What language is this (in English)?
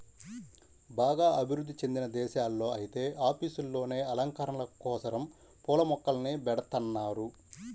Telugu